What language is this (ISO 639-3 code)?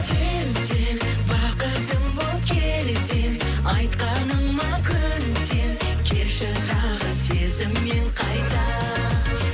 kaz